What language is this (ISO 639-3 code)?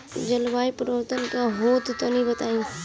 bho